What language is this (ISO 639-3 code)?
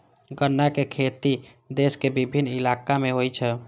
mai